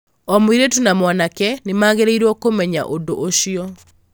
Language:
Kikuyu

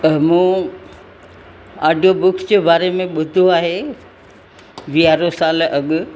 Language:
Sindhi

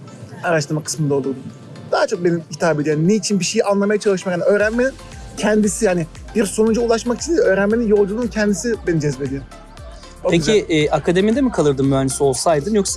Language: Turkish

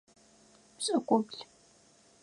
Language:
Adyghe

